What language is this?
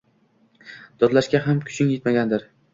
Uzbek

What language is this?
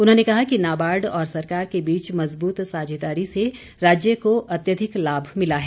Hindi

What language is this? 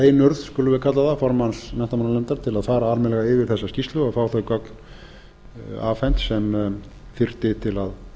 Icelandic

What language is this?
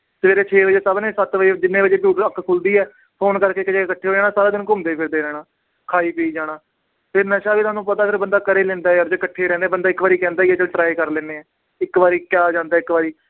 Punjabi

